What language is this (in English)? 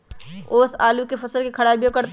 Magahi